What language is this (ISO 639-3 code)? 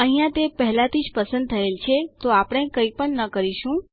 guj